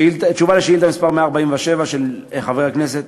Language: Hebrew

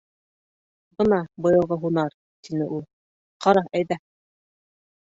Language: Bashkir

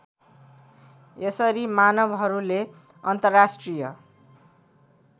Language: Nepali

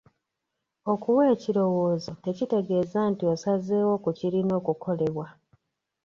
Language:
Ganda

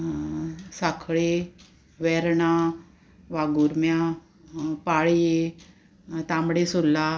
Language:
Konkani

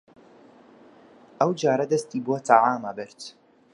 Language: Central Kurdish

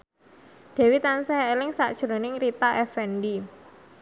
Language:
Javanese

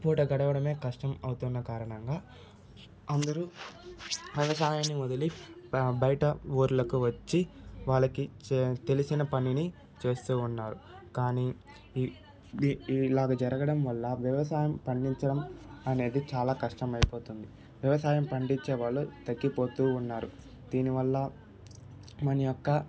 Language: Telugu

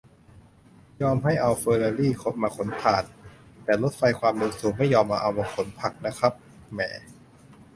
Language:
Thai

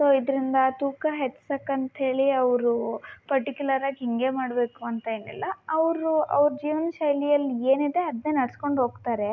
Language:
Kannada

